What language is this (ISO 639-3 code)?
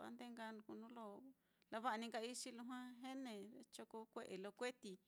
vmm